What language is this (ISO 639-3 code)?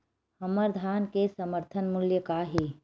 hne